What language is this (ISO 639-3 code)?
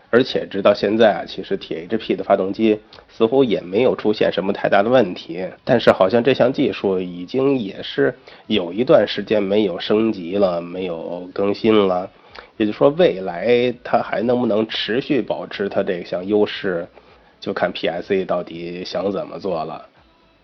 zho